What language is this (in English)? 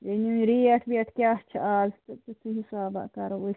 Kashmiri